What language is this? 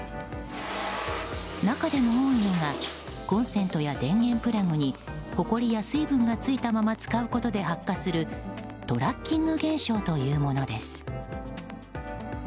Japanese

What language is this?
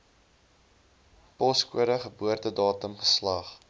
Afrikaans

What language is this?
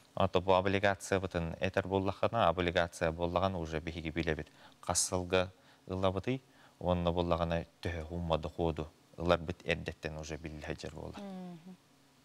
Turkish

